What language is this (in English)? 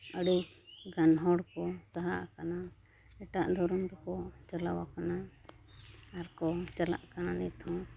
Santali